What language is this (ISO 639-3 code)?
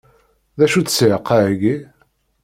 kab